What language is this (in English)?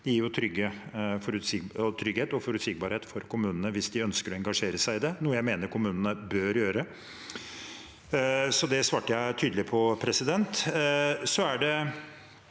Norwegian